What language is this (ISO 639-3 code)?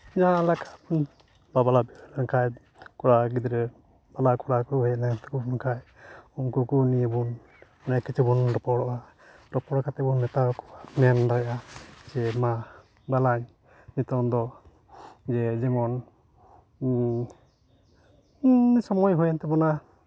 sat